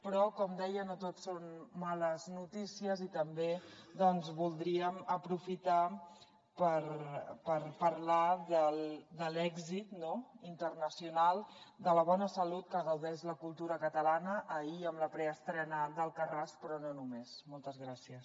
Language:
Catalan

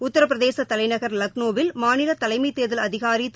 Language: Tamil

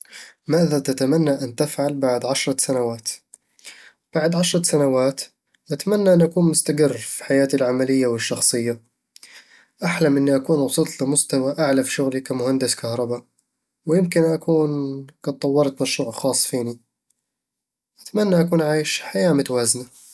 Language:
Eastern Egyptian Bedawi Arabic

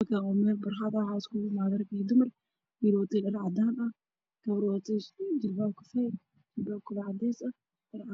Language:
Somali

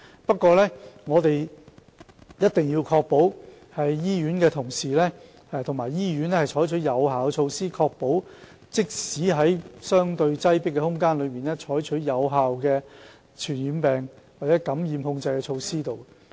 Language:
Cantonese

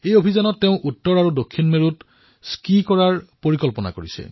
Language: Assamese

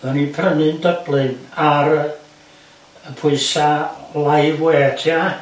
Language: Welsh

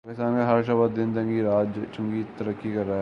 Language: Urdu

